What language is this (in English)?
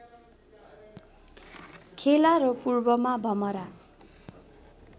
Nepali